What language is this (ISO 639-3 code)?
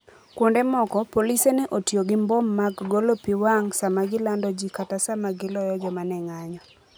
luo